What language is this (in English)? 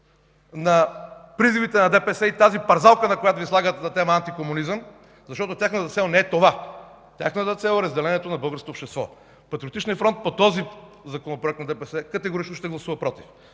Bulgarian